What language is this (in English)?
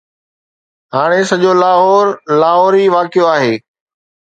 Sindhi